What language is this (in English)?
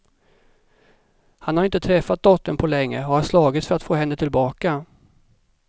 Swedish